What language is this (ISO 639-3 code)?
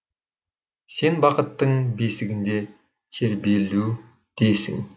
kaz